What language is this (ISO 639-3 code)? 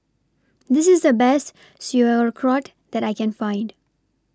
eng